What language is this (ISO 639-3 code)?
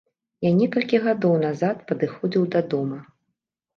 bel